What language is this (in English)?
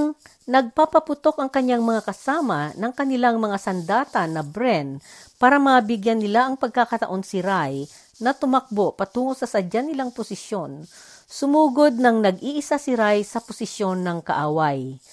Filipino